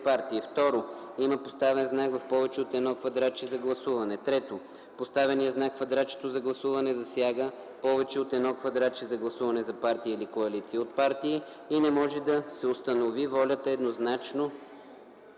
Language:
Bulgarian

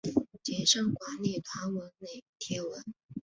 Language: Chinese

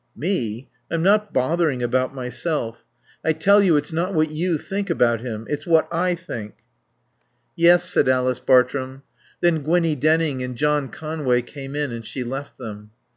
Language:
English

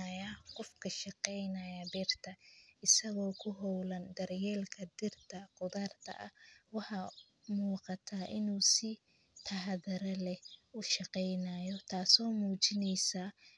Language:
Somali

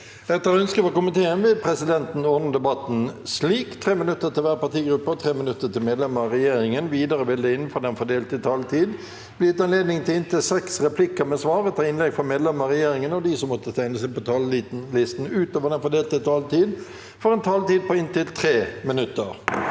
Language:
Norwegian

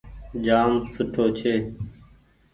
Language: Goaria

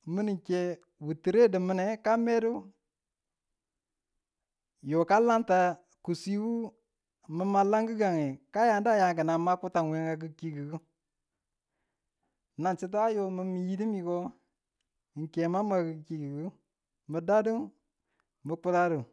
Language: Tula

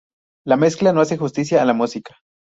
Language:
Spanish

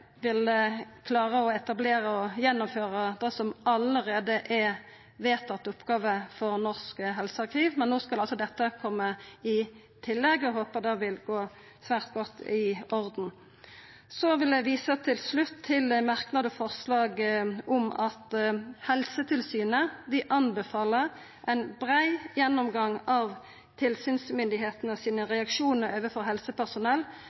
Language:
Norwegian Nynorsk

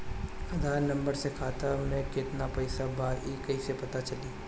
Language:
Bhojpuri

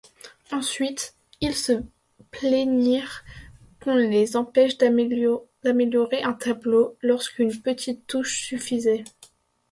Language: French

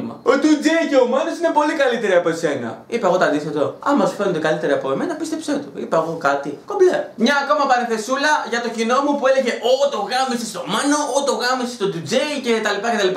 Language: Greek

